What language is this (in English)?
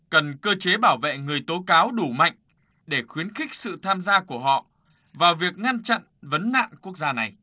Vietnamese